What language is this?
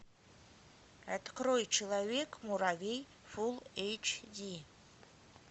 Russian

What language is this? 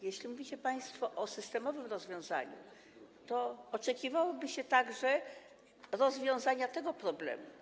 Polish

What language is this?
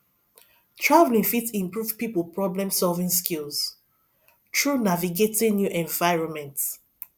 Nigerian Pidgin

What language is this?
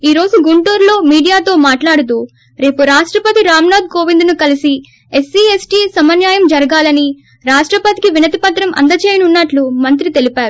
Telugu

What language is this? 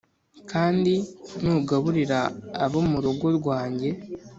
Kinyarwanda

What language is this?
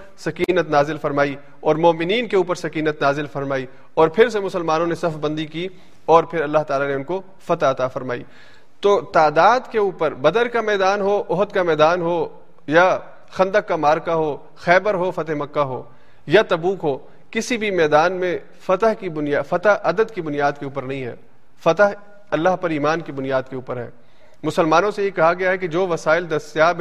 Urdu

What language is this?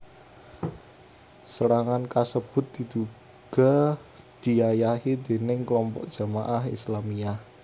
Javanese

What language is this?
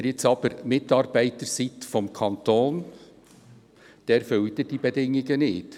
Swiss German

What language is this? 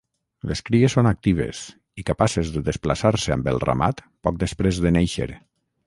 Catalan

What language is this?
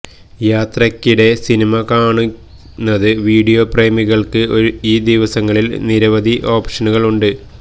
Malayalam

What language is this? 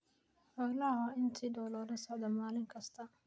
Somali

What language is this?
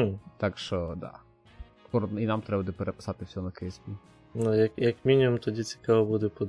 Ukrainian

